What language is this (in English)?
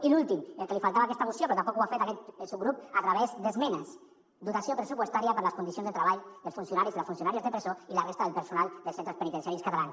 Catalan